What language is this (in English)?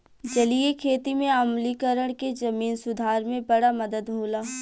Bhojpuri